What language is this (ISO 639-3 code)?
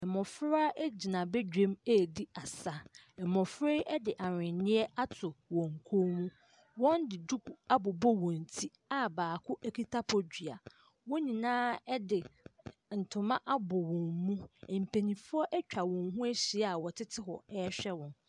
aka